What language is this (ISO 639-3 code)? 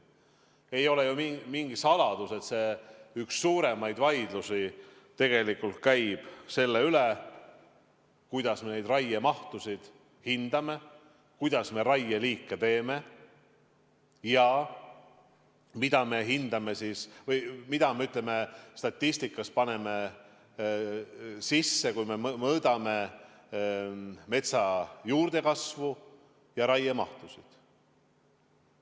est